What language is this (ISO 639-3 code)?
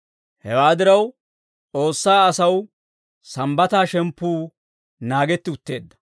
dwr